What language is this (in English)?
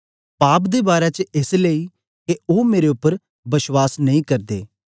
Dogri